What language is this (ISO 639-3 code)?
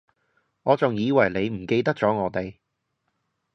yue